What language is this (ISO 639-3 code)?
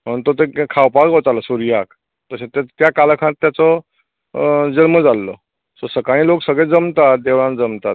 kok